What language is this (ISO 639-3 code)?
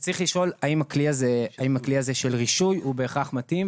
heb